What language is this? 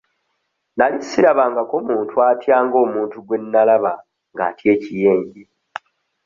Ganda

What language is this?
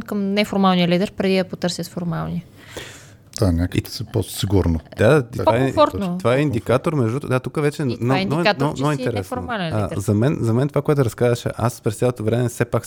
Bulgarian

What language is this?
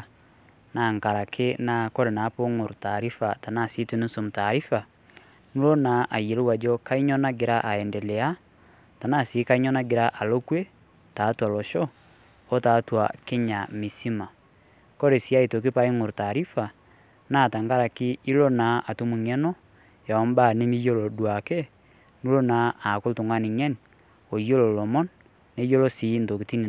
Masai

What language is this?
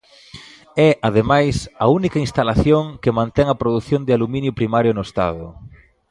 Galician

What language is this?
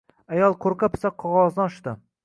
Uzbek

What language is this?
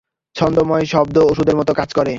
Bangla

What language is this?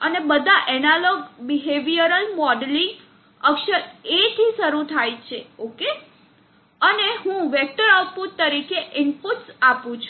Gujarati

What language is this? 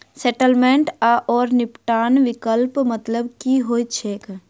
Maithili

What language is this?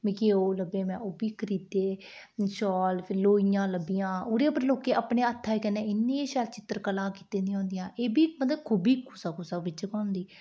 Dogri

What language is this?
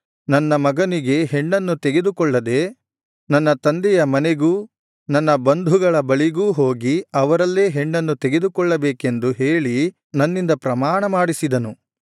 Kannada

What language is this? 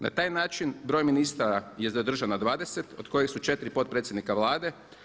Croatian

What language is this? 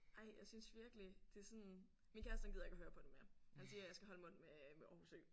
Danish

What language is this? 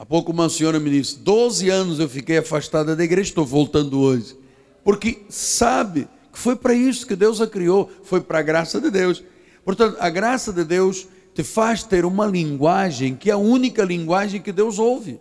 Portuguese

